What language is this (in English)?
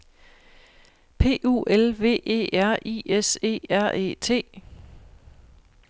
Danish